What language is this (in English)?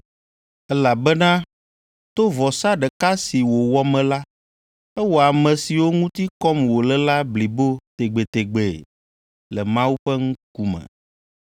Ewe